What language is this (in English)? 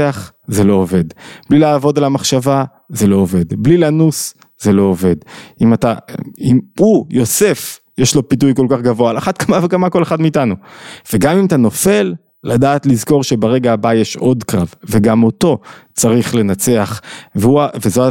Hebrew